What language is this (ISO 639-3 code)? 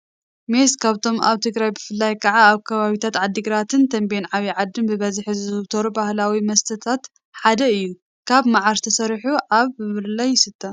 tir